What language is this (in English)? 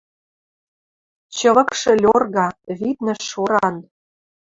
Western Mari